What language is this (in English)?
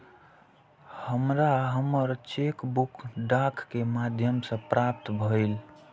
Maithili